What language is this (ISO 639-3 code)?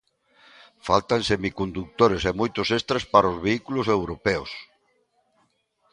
glg